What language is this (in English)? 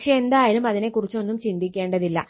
Malayalam